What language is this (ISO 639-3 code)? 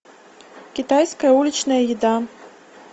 rus